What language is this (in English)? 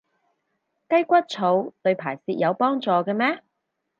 Cantonese